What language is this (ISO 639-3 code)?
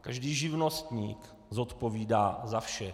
ces